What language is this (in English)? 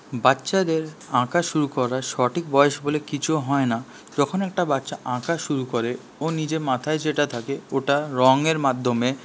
Bangla